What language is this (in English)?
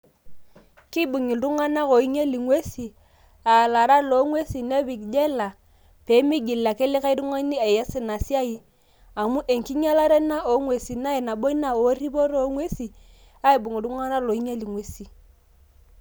Masai